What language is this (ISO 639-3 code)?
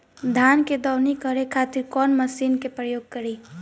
bho